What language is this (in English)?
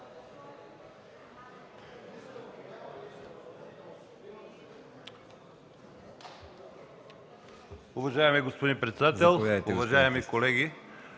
Bulgarian